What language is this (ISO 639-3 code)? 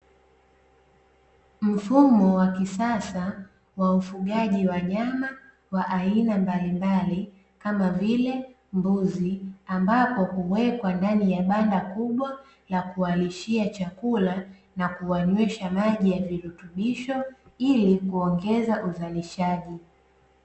swa